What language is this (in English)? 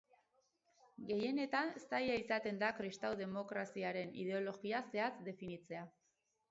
Basque